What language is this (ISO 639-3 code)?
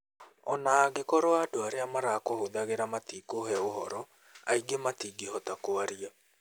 kik